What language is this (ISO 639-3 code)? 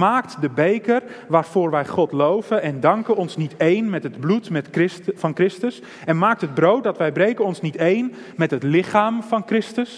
nld